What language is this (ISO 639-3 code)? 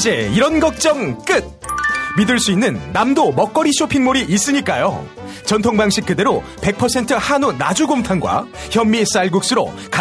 kor